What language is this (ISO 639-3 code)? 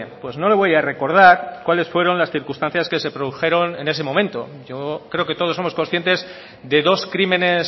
spa